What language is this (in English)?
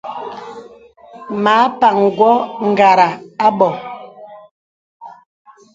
Bebele